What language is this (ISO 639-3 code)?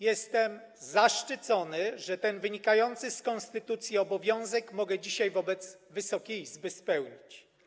pol